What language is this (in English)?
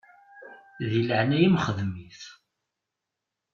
Kabyle